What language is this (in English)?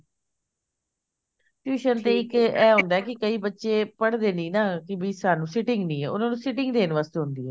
Punjabi